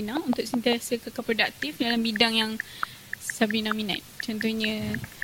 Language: Malay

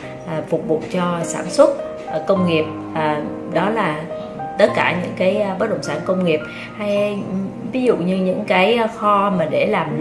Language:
Vietnamese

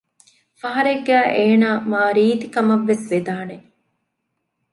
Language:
Divehi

